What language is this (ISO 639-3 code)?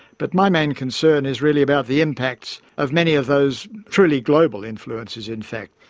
eng